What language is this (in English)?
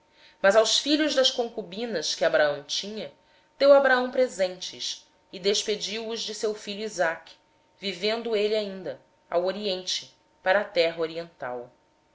Portuguese